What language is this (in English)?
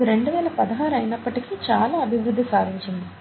Telugu